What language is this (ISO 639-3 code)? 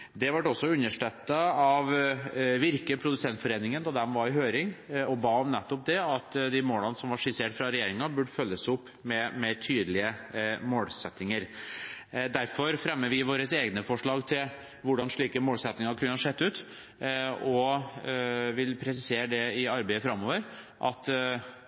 nob